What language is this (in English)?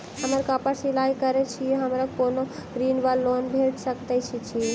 Maithili